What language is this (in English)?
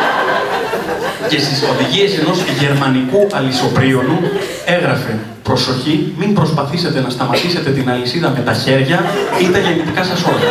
Greek